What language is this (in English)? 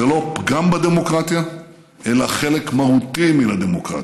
Hebrew